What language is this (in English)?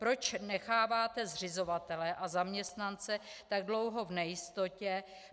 Czech